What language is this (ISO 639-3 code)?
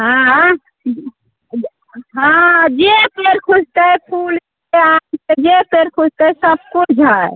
mai